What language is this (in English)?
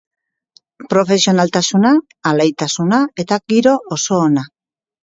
Basque